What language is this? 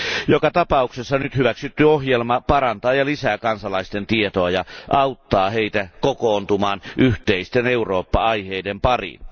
Finnish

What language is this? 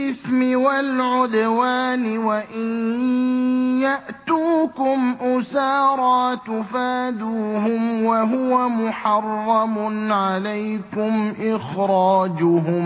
Arabic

